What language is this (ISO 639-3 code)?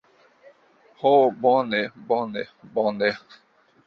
epo